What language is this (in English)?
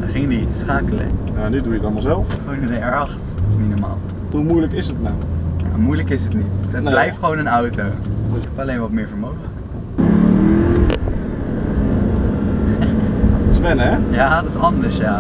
Dutch